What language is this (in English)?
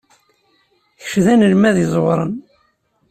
Kabyle